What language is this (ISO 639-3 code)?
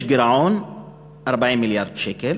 heb